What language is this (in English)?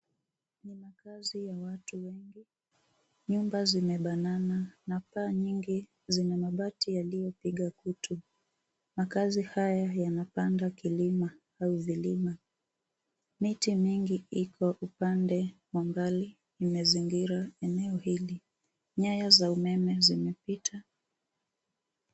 Swahili